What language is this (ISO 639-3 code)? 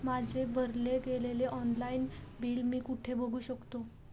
mar